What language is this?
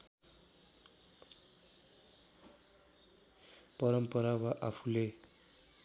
Nepali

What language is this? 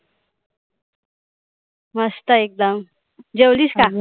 Marathi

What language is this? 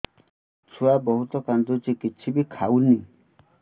Odia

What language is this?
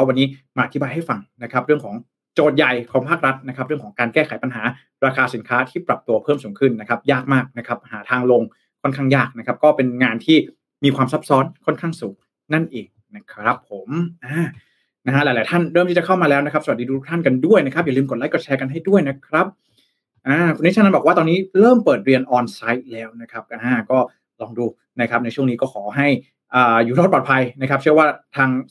Thai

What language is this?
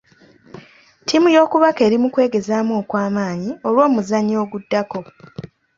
Ganda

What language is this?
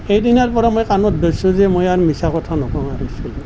Assamese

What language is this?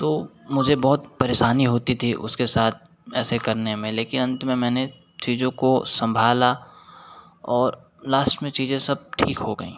Hindi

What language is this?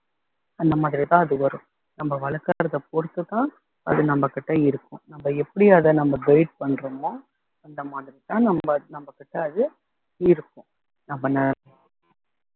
Tamil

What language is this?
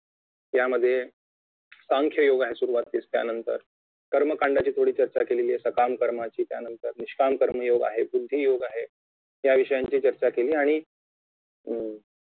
Marathi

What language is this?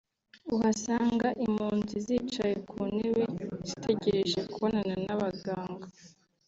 Kinyarwanda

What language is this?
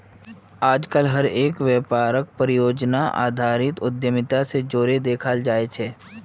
Magahi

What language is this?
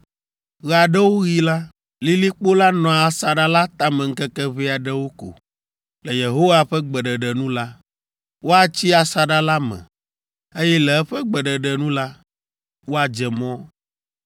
Ewe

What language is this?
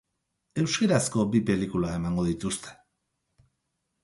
Basque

